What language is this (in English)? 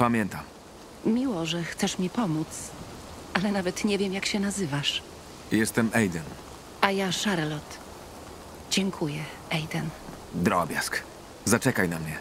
Polish